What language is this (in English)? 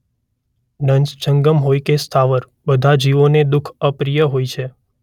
Gujarati